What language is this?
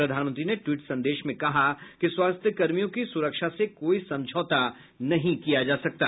Hindi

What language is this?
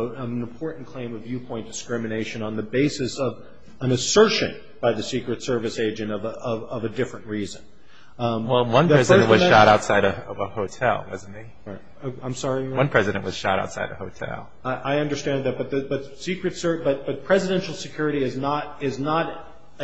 English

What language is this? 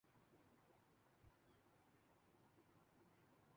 Urdu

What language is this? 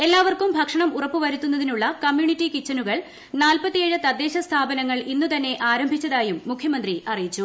Malayalam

